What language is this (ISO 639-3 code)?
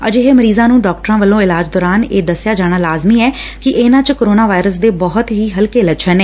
pan